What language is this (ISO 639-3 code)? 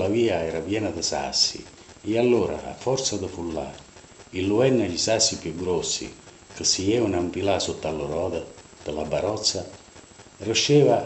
ita